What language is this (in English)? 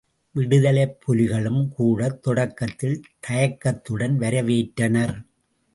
Tamil